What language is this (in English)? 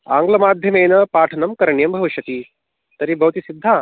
Sanskrit